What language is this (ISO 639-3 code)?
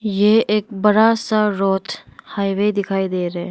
hin